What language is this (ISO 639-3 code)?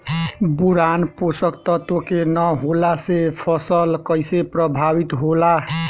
bho